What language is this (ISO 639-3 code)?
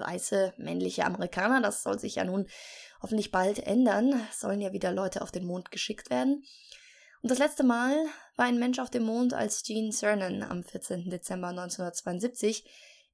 deu